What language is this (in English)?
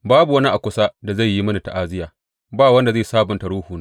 Hausa